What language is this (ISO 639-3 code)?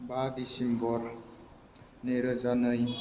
brx